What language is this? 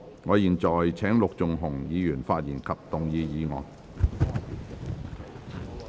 Cantonese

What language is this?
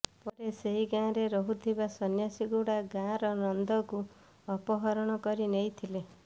Odia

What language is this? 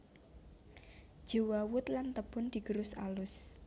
Javanese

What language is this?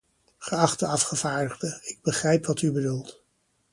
Dutch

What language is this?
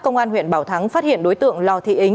Vietnamese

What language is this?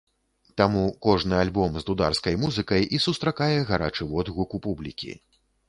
Belarusian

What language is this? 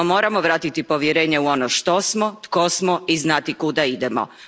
Croatian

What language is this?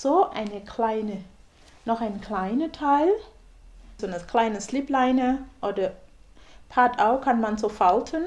German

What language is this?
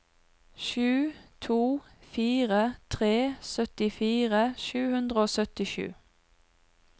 Norwegian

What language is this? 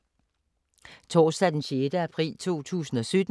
Danish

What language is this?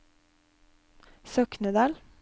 Norwegian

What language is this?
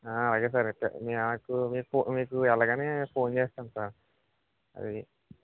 Telugu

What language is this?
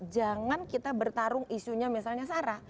Indonesian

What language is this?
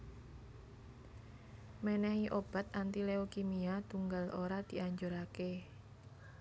Javanese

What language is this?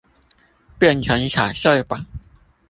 Chinese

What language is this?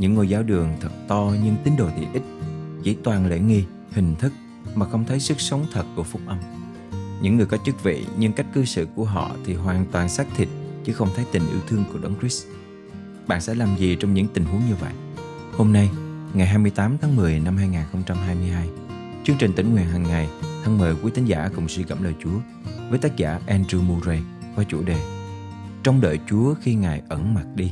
Vietnamese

